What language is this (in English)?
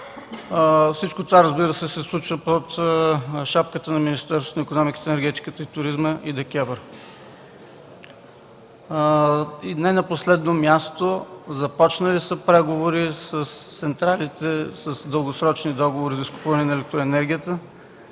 Bulgarian